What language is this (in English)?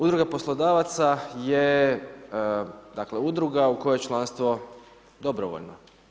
Croatian